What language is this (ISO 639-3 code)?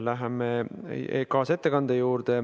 est